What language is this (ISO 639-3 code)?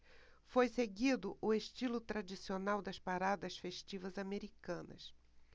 por